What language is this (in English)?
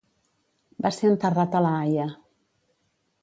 Catalan